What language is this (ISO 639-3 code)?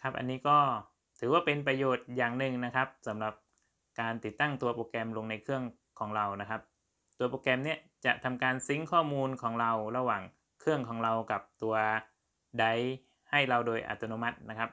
tha